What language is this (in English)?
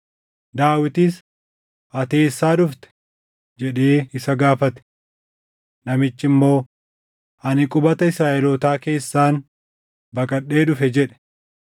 Oromo